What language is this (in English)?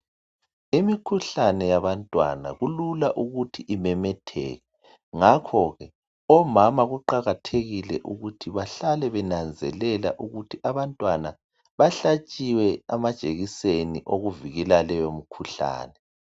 North Ndebele